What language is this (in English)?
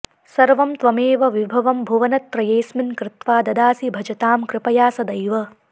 Sanskrit